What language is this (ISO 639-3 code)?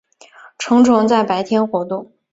zho